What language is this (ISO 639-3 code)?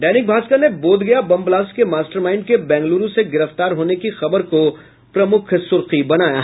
hin